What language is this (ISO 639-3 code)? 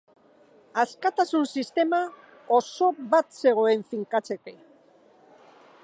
eus